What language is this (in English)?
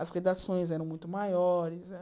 Portuguese